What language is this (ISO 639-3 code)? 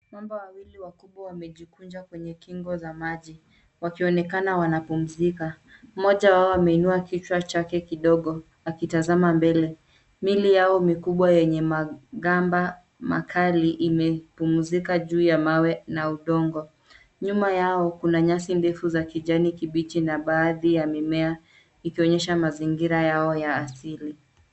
swa